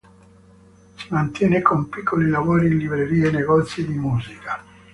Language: Italian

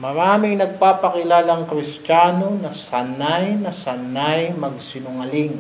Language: Filipino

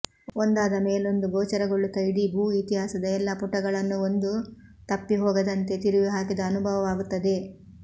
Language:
Kannada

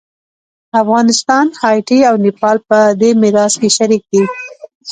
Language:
Pashto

